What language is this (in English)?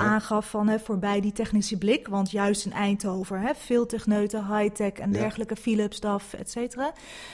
Dutch